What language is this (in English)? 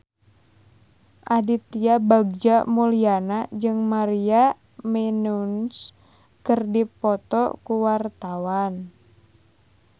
Sundanese